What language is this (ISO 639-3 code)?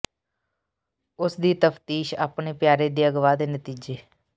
pan